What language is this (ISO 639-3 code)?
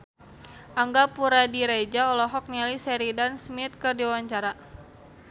sun